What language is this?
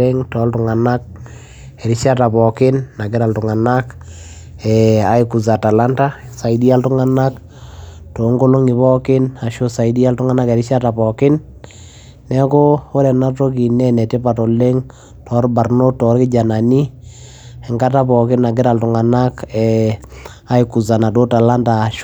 Masai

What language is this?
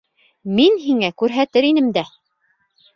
Bashkir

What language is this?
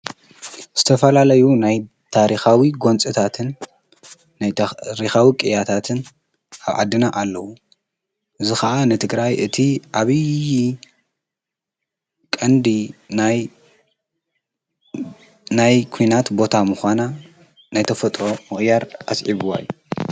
Tigrinya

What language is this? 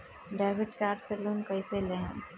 Bhojpuri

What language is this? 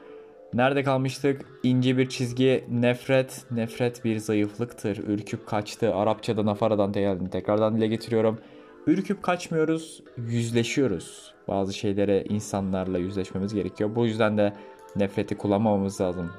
Turkish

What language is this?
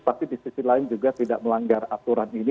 Indonesian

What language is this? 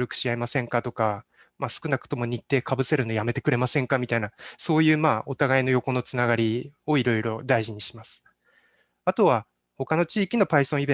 Japanese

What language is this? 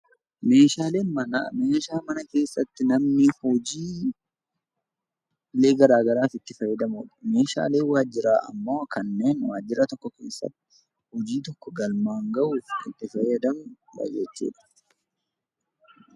Oromo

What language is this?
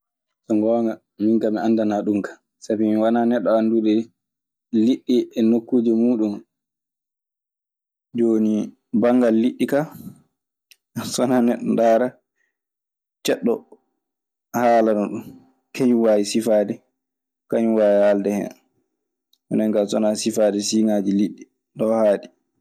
Maasina Fulfulde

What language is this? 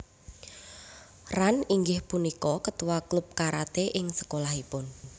Javanese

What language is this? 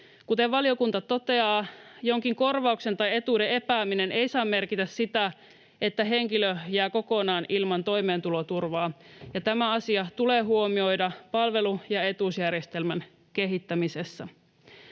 Finnish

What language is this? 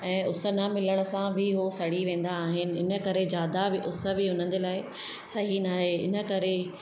Sindhi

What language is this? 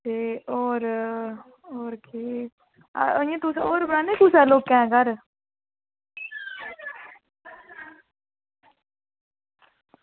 Dogri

